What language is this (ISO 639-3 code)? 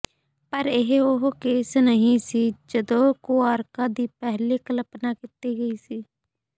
pan